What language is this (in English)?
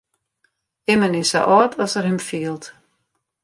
Western Frisian